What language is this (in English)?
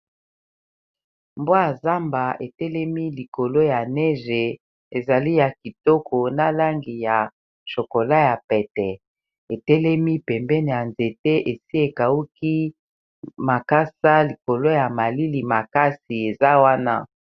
Lingala